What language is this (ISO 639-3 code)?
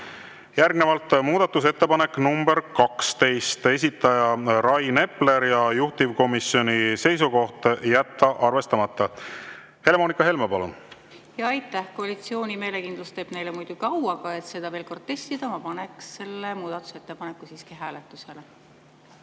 est